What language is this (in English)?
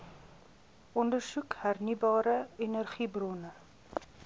Afrikaans